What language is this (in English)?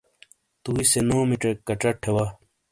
Shina